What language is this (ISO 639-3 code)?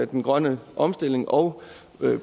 dan